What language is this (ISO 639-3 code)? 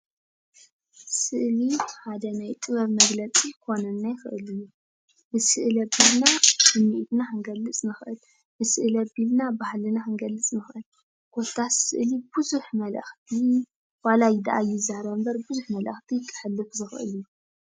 tir